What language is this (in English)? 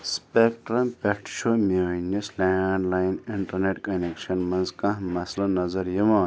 Kashmiri